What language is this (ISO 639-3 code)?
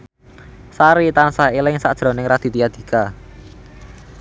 jav